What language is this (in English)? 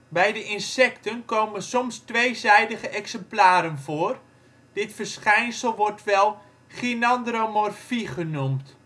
Dutch